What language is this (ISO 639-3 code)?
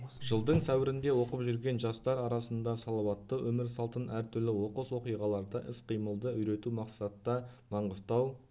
kaz